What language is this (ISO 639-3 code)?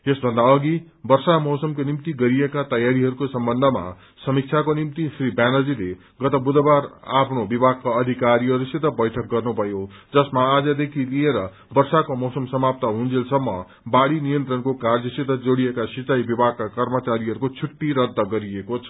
nep